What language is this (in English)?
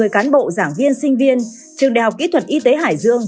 Vietnamese